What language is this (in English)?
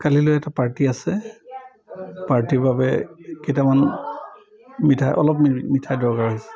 Assamese